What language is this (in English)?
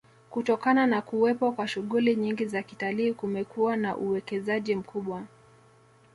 Swahili